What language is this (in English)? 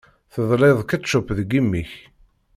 Kabyle